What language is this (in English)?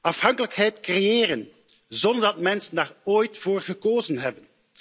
Dutch